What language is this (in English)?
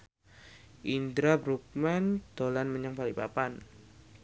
Javanese